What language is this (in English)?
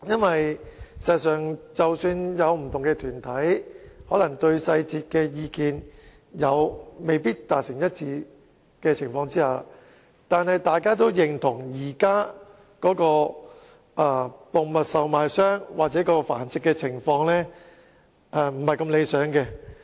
Cantonese